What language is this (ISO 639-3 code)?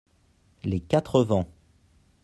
fra